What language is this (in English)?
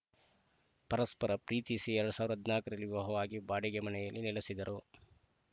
Kannada